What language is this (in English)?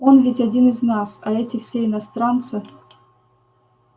Russian